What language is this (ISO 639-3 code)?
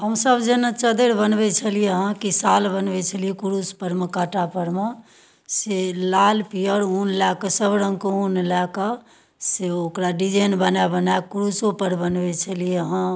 mai